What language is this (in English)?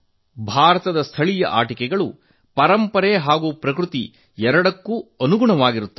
Kannada